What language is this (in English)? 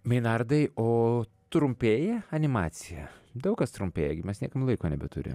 Lithuanian